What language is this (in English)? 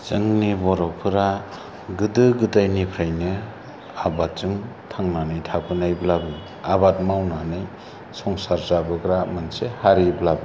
Bodo